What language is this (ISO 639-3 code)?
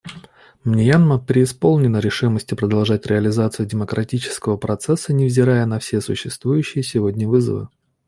rus